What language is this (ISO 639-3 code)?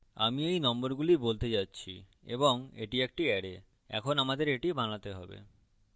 ben